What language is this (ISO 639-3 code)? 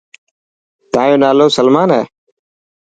mki